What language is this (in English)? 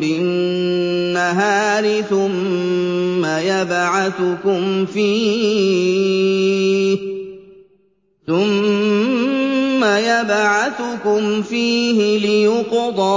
Arabic